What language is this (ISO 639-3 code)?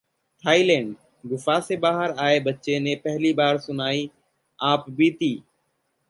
hin